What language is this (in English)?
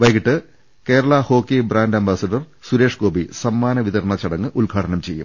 Malayalam